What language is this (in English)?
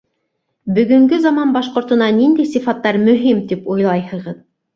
Bashkir